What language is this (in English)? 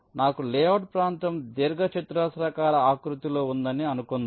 Telugu